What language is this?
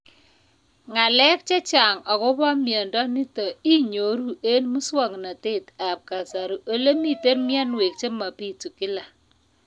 Kalenjin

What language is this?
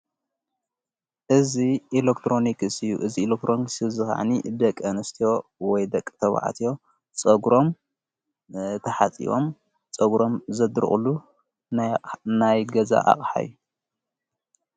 Tigrinya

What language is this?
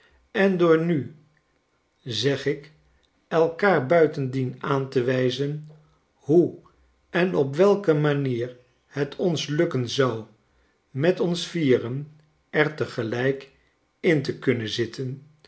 Dutch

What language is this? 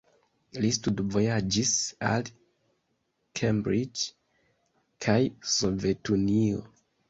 Esperanto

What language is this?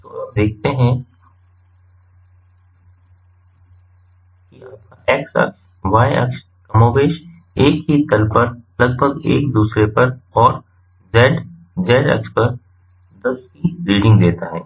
Hindi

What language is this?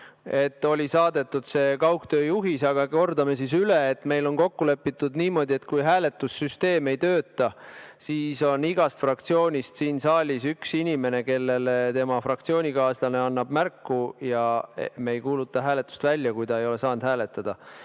Estonian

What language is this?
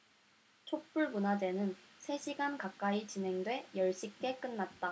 Korean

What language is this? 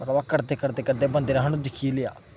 Dogri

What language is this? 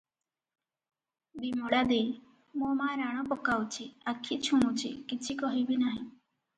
Odia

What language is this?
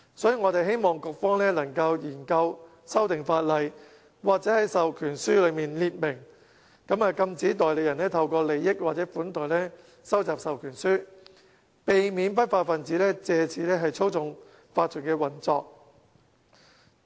Cantonese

